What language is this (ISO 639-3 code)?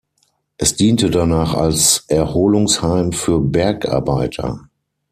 deu